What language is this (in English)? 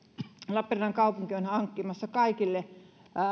Finnish